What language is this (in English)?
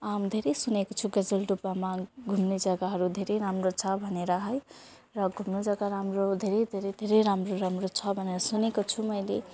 Nepali